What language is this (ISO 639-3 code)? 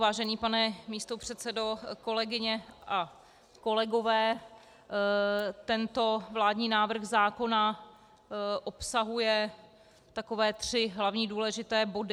ces